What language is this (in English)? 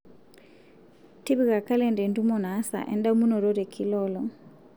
Masai